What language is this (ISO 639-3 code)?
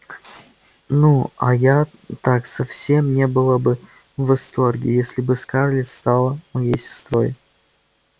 rus